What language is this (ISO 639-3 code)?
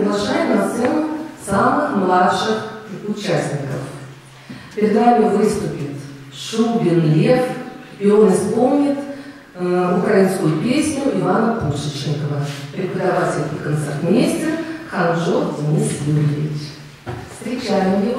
rus